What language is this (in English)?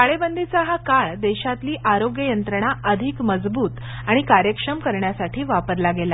Marathi